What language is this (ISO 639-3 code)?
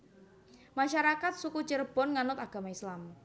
jav